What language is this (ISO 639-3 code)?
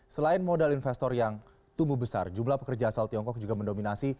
ind